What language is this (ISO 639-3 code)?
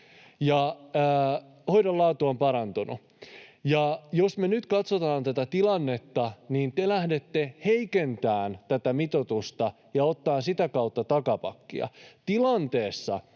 fin